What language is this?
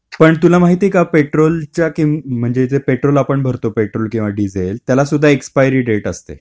Marathi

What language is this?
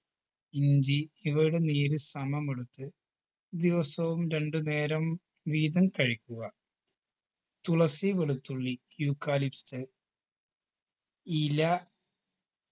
Malayalam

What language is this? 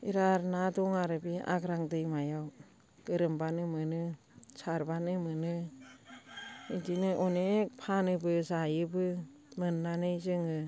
Bodo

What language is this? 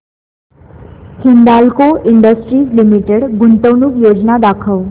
Marathi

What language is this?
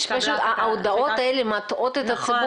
Hebrew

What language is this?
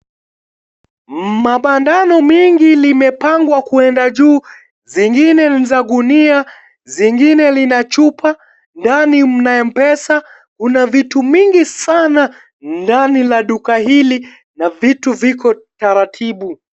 Swahili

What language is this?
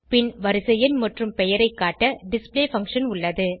Tamil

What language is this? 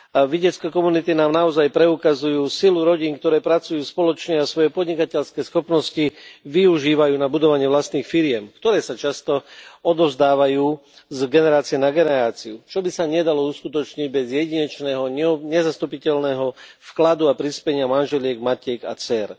Slovak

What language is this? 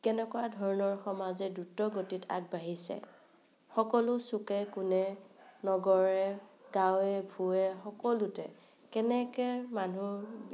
Assamese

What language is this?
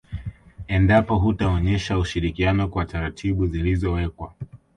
Swahili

